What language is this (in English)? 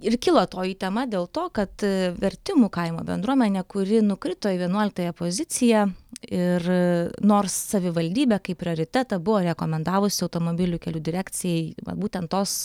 Lithuanian